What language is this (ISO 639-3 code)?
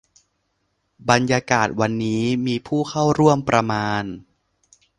tha